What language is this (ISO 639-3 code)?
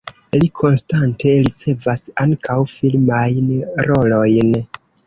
epo